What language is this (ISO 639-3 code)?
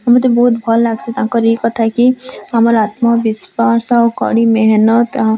ori